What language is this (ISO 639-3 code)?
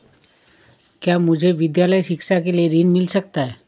hin